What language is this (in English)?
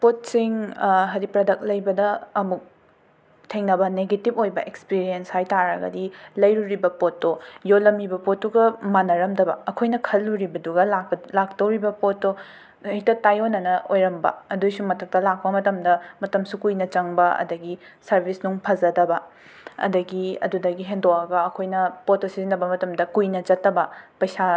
Manipuri